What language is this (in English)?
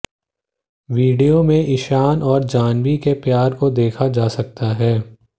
Hindi